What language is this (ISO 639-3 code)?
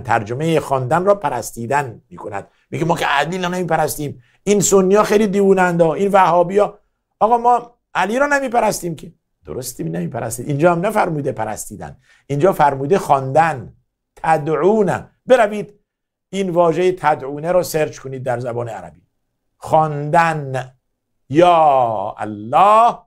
fas